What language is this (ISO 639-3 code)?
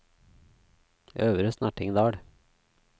nor